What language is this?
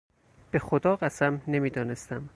Persian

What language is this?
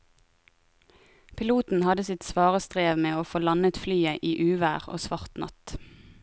Norwegian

